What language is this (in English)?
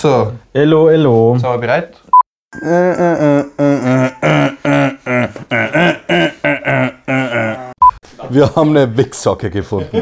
German